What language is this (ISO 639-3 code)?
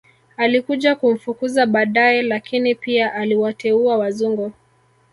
swa